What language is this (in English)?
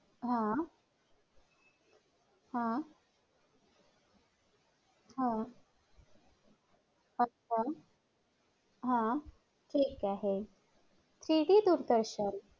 Marathi